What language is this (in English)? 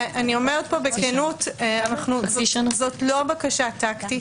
Hebrew